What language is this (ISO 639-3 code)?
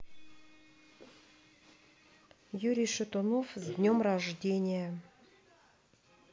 rus